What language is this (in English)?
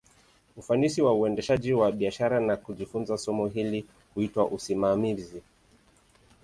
Swahili